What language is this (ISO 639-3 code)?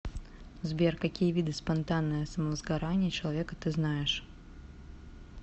rus